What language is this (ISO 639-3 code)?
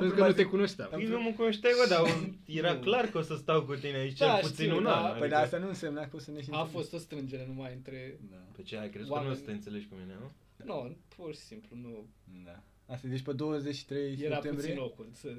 ron